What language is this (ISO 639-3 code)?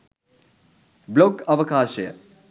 sin